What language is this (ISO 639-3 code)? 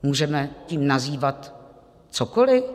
ces